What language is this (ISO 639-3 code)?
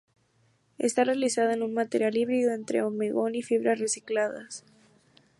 spa